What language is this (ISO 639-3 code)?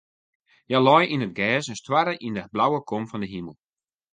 fry